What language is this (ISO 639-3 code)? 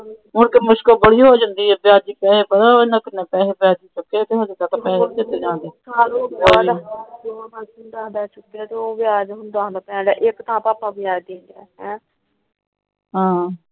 pan